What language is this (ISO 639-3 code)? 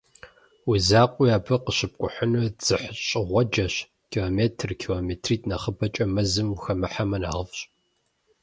kbd